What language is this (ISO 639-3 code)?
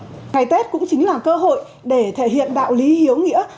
vie